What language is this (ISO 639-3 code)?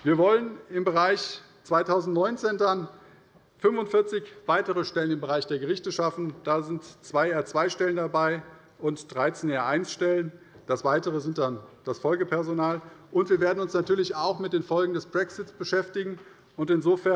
deu